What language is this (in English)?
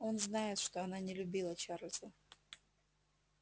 Russian